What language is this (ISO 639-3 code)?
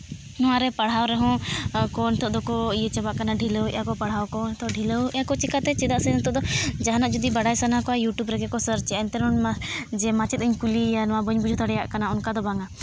sat